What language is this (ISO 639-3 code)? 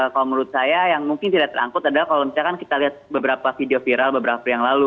ind